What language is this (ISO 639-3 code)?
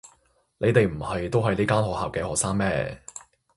yue